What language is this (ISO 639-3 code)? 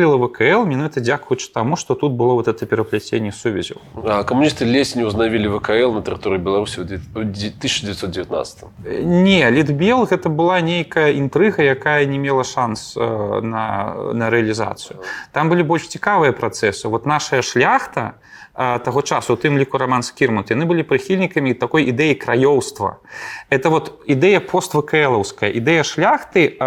rus